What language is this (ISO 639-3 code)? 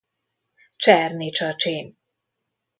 hun